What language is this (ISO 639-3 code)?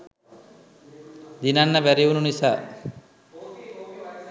sin